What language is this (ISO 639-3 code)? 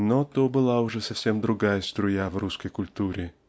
rus